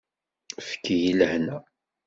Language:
Kabyle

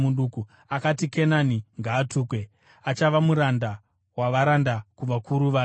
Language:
Shona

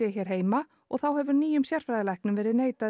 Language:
Icelandic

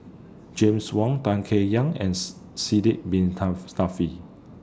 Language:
English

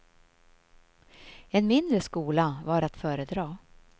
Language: Swedish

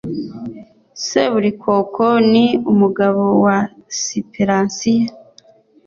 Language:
Kinyarwanda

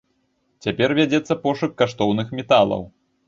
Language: Belarusian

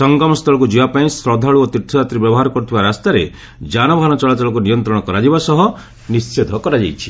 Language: Odia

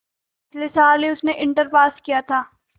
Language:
Hindi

